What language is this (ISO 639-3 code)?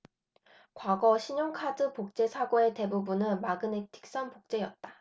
kor